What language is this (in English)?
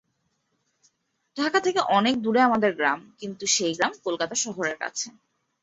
Bangla